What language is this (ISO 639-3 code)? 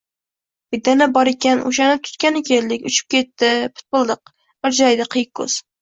uzb